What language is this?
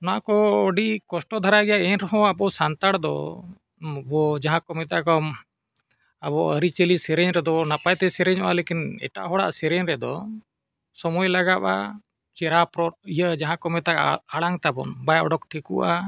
Santali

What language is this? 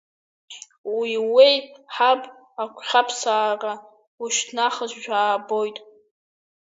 Abkhazian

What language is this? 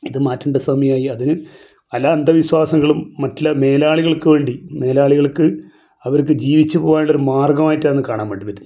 Malayalam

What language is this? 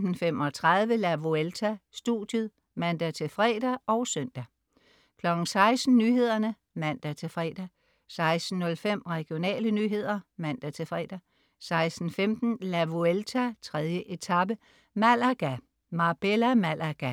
Danish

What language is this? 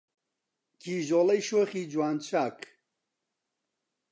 Central Kurdish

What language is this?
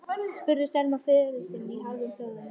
Icelandic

